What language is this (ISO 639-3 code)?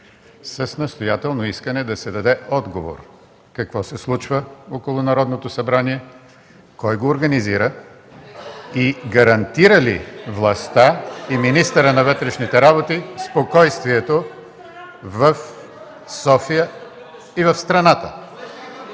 bul